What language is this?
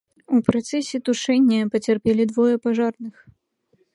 Belarusian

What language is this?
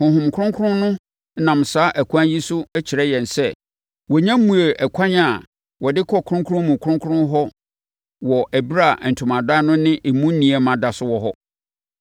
Akan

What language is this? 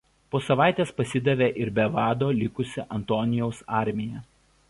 Lithuanian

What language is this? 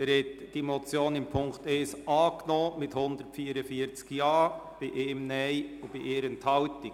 Swiss German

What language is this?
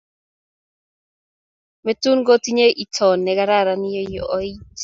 Kalenjin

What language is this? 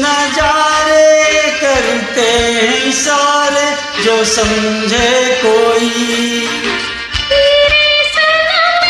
Hindi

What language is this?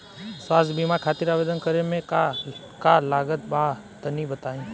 Bhojpuri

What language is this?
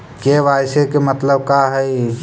Magahi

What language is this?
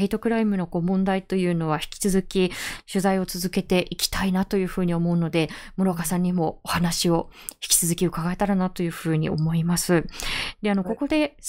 Japanese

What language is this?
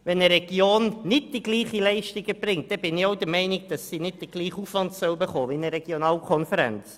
Swiss German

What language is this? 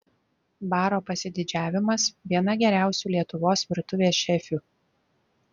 Lithuanian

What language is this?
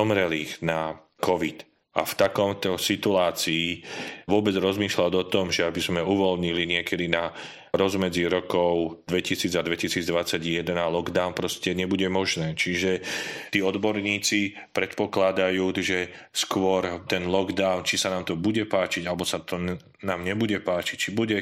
Slovak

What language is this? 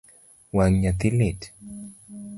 Luo (Kenya and Tanzania)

